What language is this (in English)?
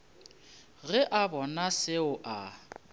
Northern Sotho